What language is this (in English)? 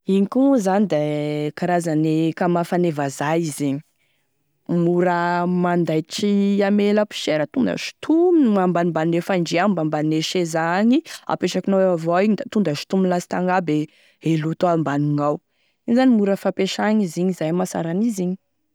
Tesaka Malagasy